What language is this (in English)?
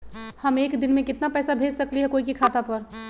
Magahi